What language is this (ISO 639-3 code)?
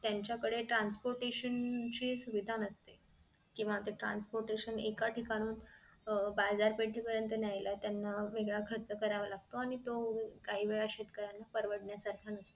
mar